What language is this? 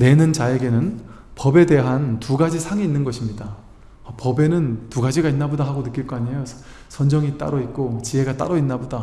Korean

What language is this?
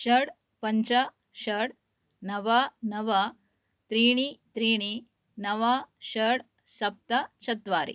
Sanskrit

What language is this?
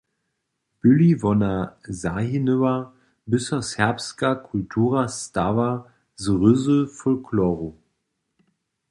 Upper Sorbian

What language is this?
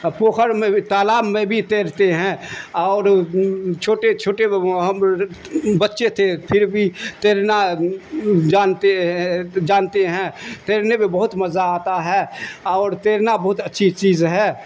Urdu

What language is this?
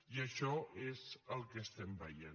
Catalan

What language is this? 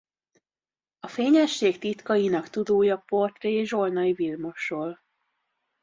Hungarian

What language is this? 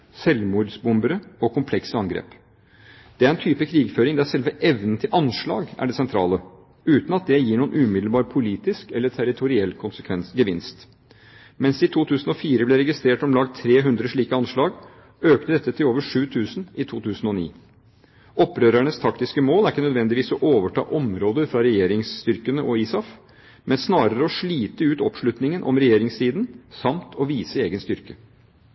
Norwegian Bokmål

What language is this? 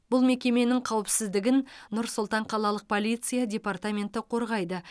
Kazakh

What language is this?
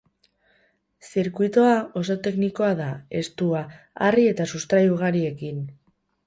Basque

